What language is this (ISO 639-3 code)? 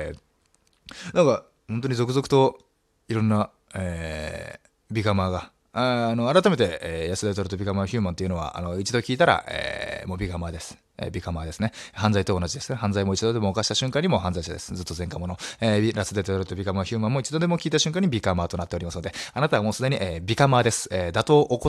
jpn